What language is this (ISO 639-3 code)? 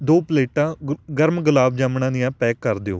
pan